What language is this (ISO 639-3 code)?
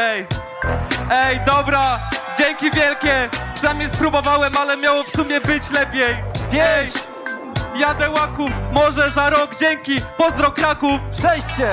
pol